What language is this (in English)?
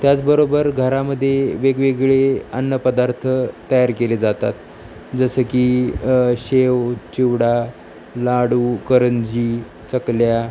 Marathi